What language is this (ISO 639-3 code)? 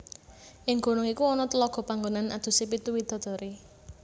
jav